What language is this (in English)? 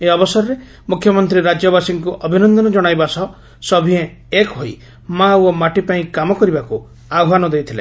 Odia